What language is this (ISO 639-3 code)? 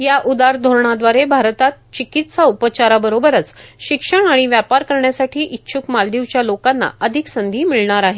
mar